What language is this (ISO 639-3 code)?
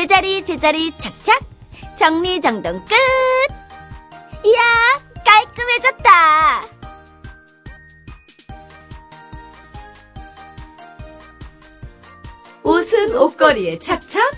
kor